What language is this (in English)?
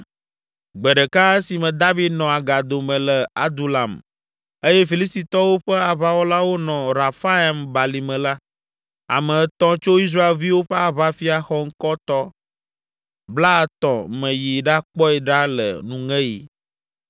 Ewe